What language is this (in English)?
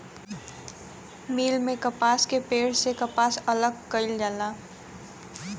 Bhojpuri